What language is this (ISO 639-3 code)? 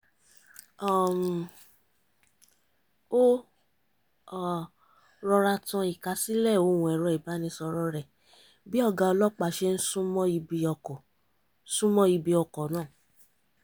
yor